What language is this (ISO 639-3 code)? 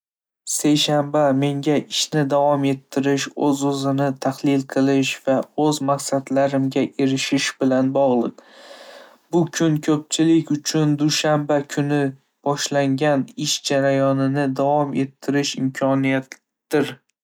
uzb